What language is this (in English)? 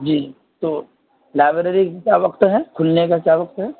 Urdu